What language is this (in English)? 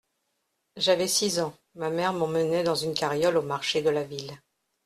French